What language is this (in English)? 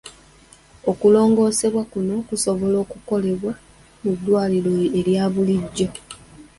Ganda